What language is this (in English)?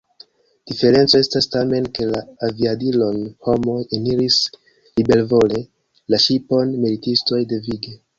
Esperanto